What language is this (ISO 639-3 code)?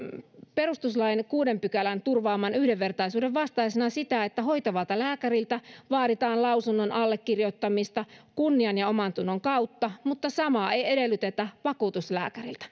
fin